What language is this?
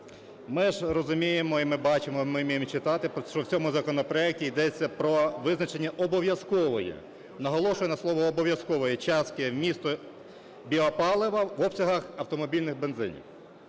Ukrainian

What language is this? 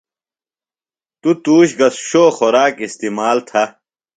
Phalura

